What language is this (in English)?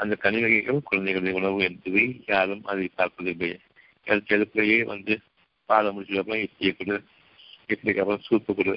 Tamil